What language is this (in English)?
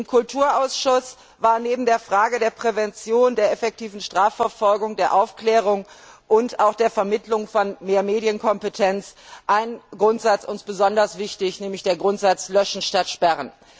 German